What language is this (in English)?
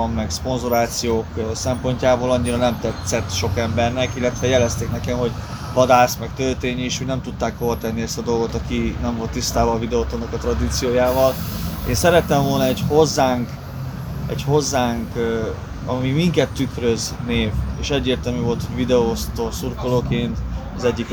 Hungarian